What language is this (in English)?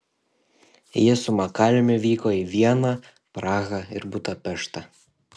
Lithuanian